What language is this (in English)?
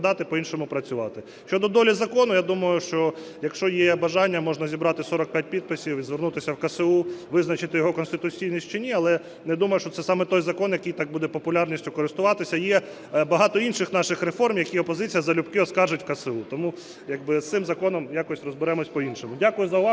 Ukrainian